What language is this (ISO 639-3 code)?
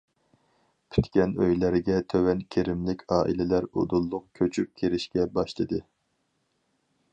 uig